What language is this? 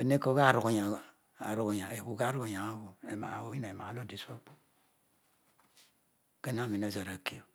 Odual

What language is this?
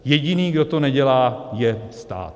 Czech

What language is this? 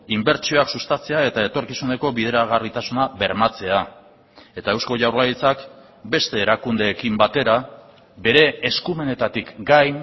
Basque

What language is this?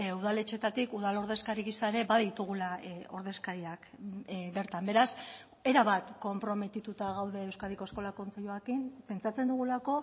Basque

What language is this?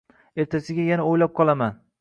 Uzbek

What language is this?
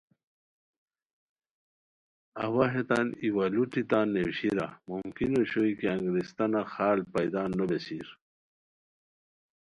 Khowar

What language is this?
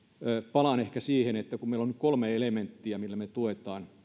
Finnish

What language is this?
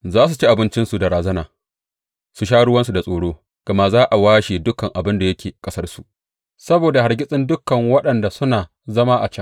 Hausa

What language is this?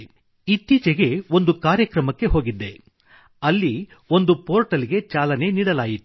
Kannada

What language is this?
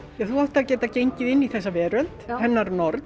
Icelandic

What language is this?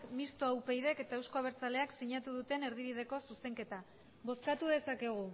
Basque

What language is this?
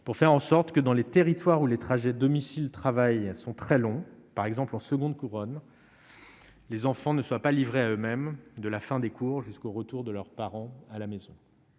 French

